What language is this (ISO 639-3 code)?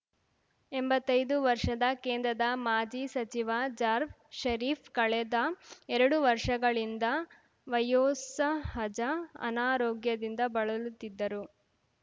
kan